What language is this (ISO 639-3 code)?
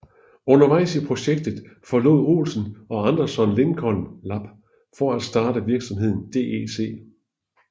dan